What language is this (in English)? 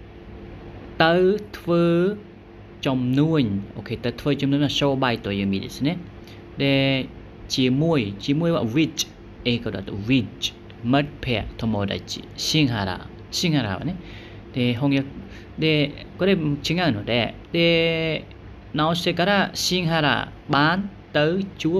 Japanese